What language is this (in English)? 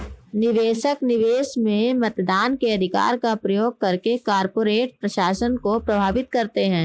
Hindi